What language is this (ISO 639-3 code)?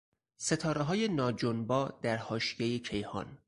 fas